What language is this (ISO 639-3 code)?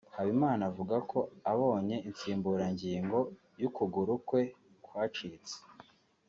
kin